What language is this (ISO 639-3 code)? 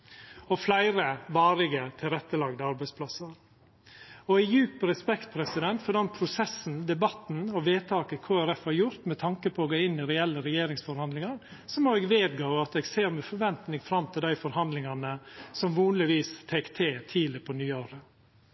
nno